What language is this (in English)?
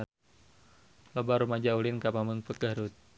Sundanese